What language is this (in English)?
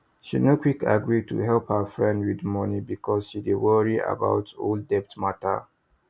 Nigerian Pidgin